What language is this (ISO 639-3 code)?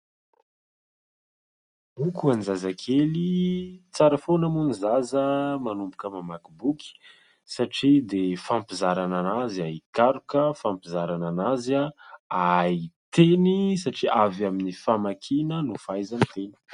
mlg